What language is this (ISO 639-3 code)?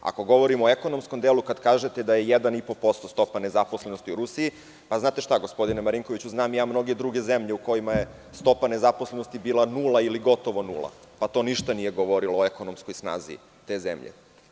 srp